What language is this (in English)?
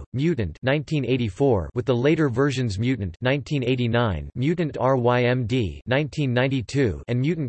English